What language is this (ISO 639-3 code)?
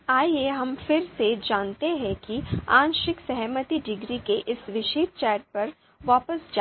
hin